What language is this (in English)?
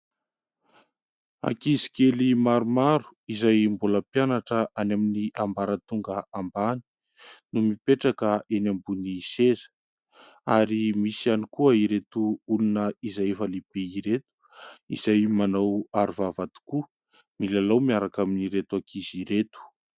Malagasy